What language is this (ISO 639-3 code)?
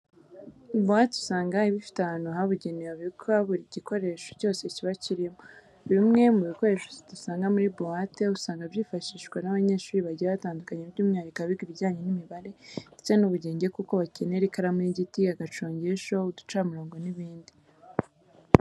kin